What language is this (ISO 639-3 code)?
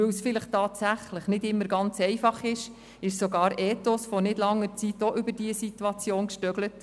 gsw